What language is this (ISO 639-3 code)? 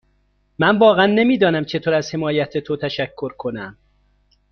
fas